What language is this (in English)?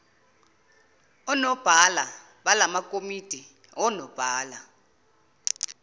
Zulu